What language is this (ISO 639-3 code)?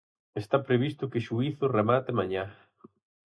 glg